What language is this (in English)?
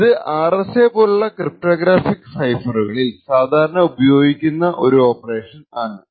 Malayalam